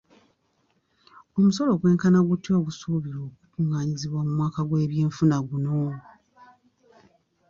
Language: Ganda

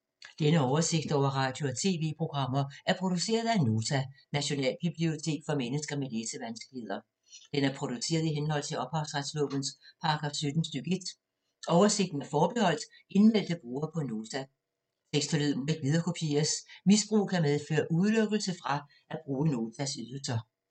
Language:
Danish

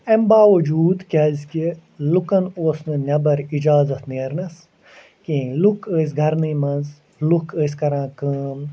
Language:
Kashmiri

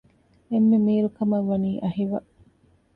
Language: Divehi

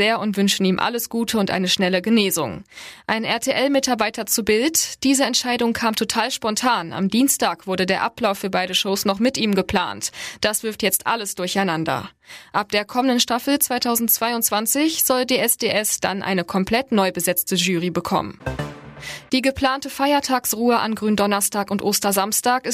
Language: German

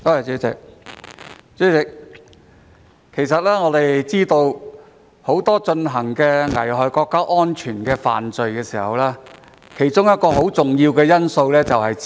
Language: Cantonese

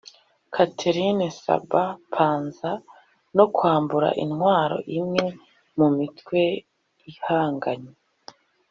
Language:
Kinyarwanda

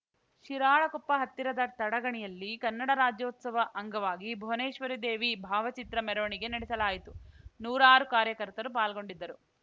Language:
Kannada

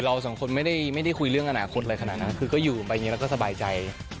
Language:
Thai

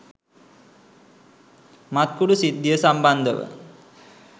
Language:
Sinhala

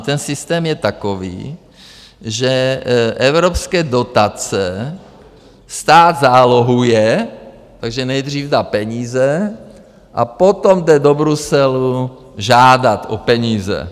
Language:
Czech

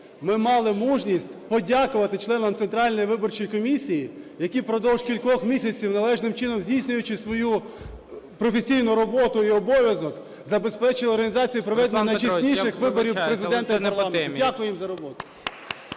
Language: Ukrainian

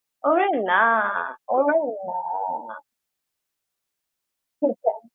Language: Bangla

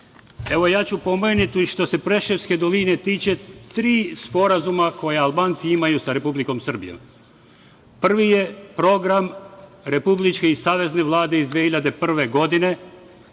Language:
Serbian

